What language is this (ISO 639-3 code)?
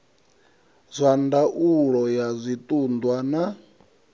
ven